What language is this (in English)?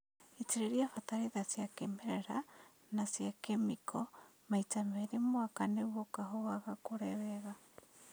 Kikuyu